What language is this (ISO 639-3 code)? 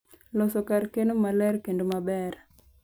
luo